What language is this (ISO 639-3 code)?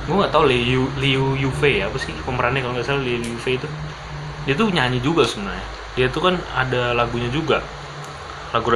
ind